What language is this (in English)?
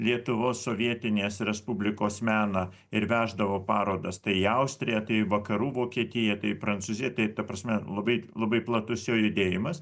Lithuanian